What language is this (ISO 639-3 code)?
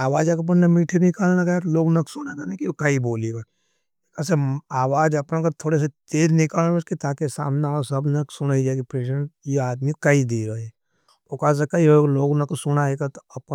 noe